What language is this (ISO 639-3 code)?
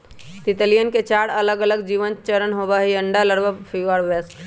mag